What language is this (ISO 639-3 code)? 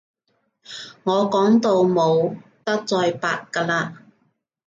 yue